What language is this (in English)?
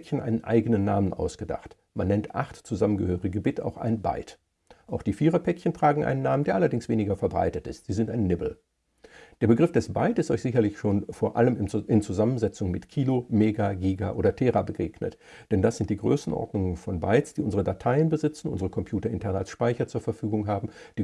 German